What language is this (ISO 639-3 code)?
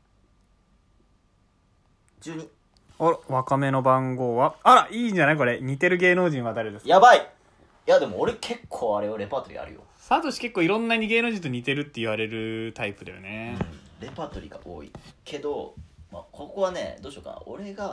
jpn